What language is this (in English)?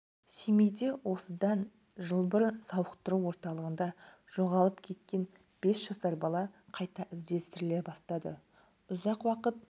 Kazakh